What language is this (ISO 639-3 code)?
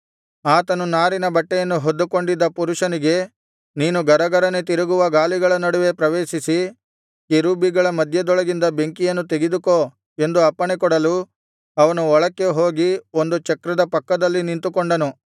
kan